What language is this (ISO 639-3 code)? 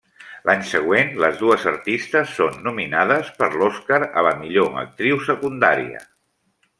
cat